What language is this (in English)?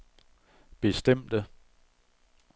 Danish